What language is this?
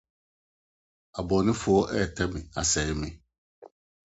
Akan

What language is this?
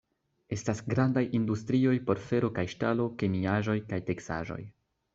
Esperanto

